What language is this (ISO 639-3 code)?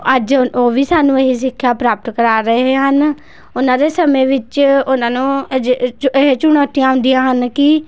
pan